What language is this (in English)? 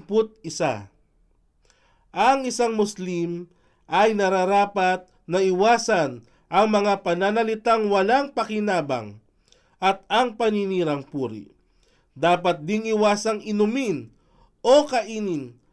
Filipino